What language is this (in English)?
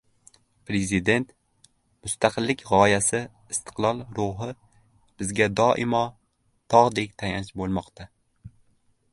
Uzbek